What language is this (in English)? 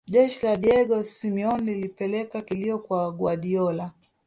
Swahili